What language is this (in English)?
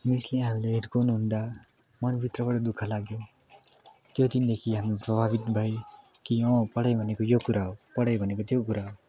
Nepali